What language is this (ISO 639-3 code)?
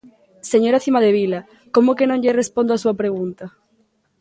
glg